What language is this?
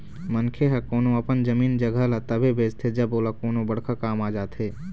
Chhattisgarhi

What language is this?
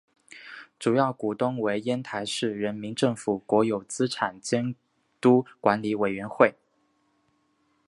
Chinese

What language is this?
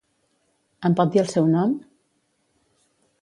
Catalan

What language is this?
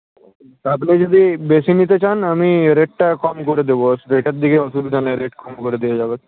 Bangla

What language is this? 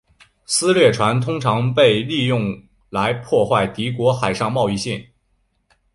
Chinese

